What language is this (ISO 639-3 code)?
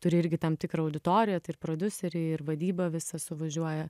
lit